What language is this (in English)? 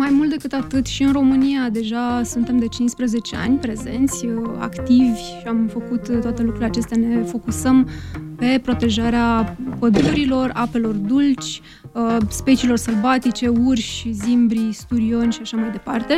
Romanian